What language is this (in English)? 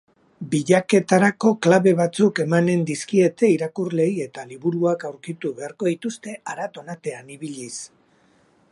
Basque